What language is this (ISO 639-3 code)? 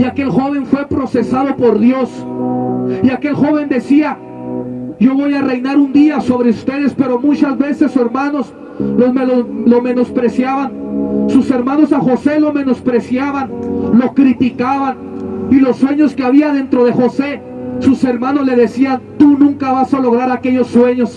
spa